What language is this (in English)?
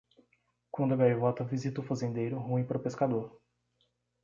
Portuguese